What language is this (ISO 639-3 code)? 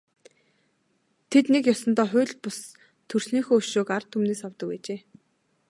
mon